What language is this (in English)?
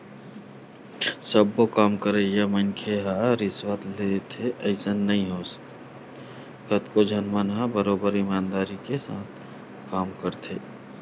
Chhattisgarhi